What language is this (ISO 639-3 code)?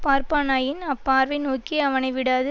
tam